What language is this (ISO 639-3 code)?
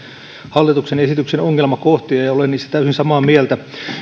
fin